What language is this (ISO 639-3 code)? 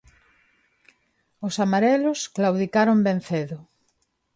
glg